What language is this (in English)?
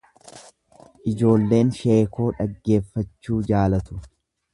Oromo